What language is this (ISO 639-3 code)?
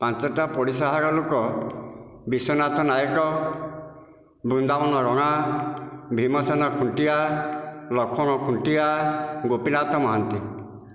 ori